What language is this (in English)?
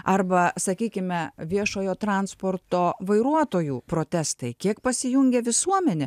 Lithuanian